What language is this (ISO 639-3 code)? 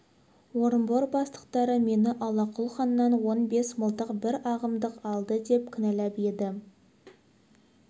kaz